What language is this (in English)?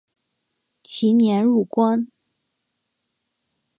Chinese